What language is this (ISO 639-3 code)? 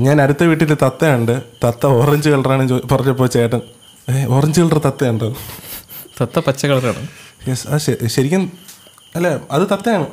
mal